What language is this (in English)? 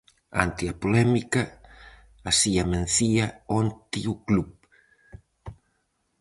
Galician